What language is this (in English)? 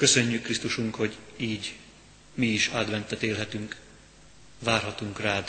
Hungarian